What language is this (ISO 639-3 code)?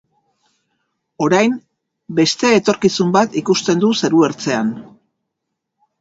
eus